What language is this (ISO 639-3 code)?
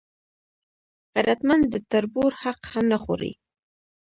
pus